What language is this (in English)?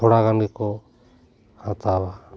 Santali